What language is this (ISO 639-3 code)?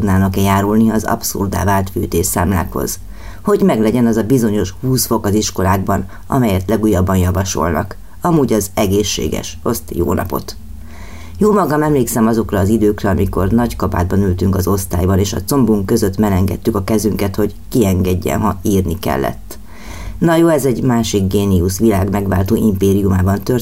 hun